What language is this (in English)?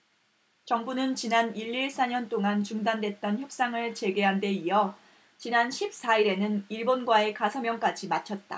Korean